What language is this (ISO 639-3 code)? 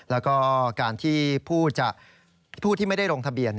tha